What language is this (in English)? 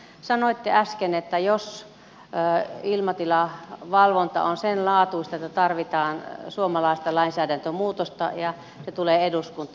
Finnish